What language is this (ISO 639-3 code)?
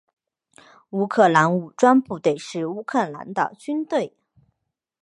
zho